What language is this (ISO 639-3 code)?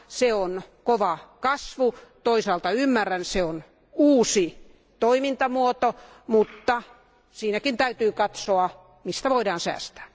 fin